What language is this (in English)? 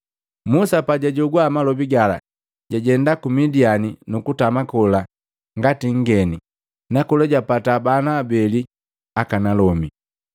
Matengo